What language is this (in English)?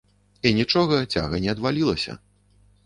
Belarusian